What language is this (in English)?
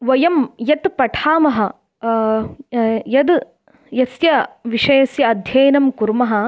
Sanskrit